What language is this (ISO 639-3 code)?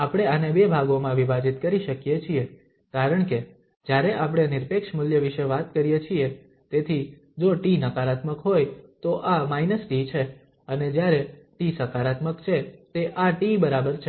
guj